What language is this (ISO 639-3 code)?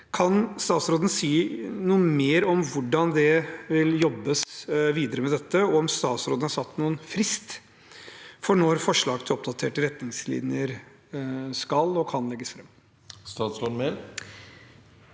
nor